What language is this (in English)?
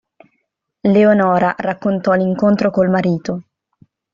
Italian